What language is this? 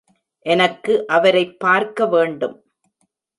Tamil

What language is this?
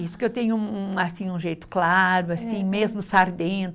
Portuguese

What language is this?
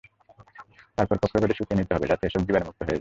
Bangla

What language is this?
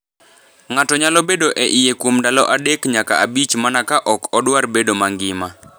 Luo (Kenya and Tanzania)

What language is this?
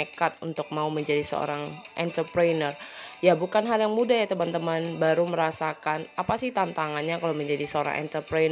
Indonesian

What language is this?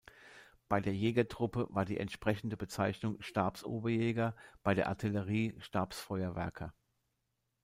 German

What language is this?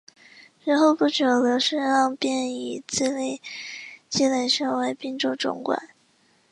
Chinese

